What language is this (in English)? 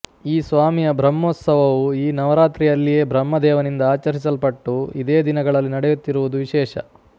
Kannada